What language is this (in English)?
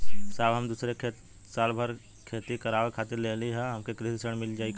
Bhojpuri